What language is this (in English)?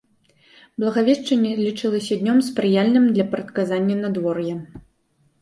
Belarusian